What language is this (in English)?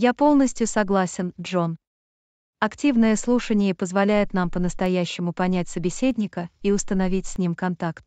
Russian